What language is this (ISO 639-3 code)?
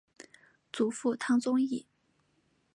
zho